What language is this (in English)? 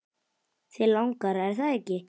Icelandic